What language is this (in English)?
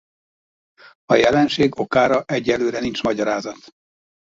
Hungarian